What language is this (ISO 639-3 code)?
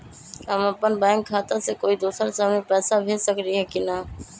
mag